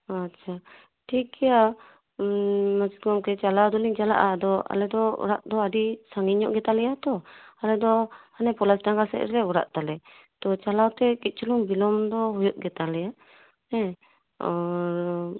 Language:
Santali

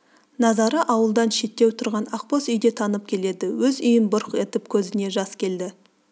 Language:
Kazakh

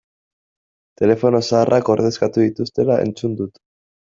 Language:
Basque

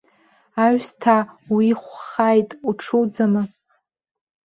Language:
Abkhazian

